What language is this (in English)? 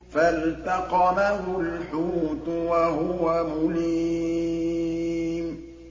Arabic